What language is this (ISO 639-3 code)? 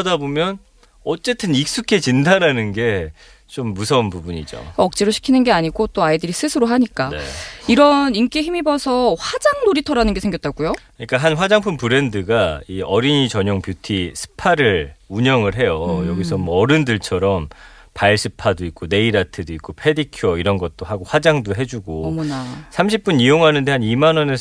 kor